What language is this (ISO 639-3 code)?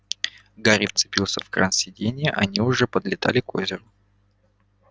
rus